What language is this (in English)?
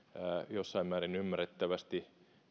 Finnish